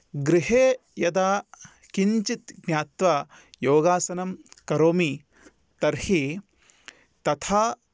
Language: Sanskrit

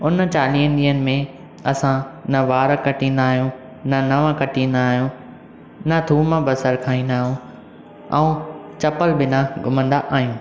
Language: Sindhi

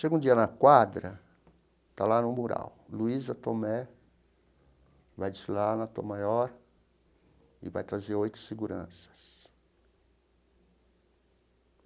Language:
Portuguese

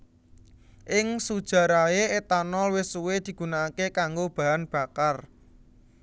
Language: Javanese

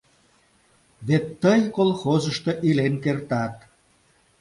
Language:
Mari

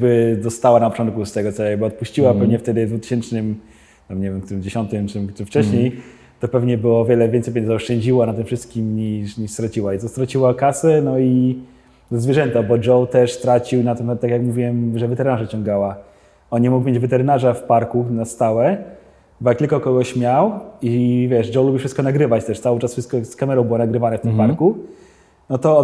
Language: Polish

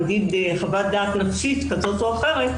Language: Hebrew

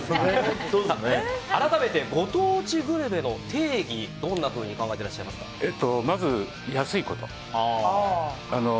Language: Japanese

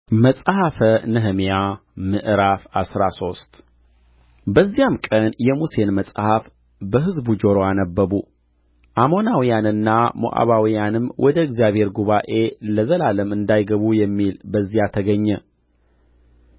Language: Amharic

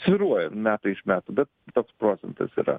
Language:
Lithuanian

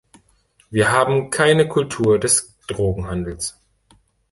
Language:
German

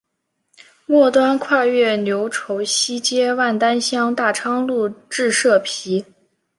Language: Chinese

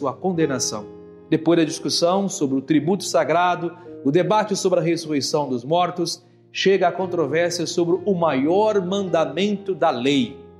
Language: Portuguese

